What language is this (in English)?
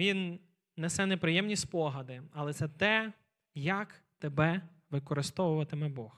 Ukrainian